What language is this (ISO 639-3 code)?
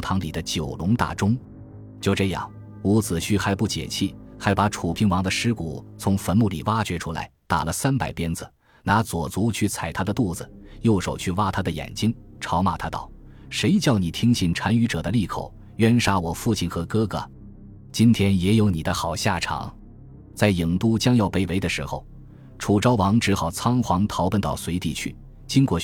zho